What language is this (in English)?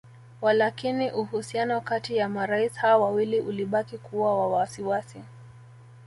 Swahili